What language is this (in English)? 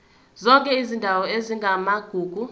Zulu